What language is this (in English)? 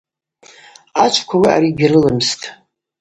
Abaza